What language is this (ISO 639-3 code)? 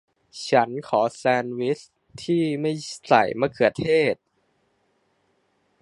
tha